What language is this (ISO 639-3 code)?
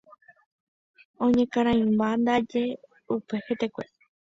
grn